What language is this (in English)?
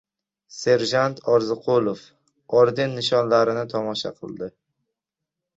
Uzbek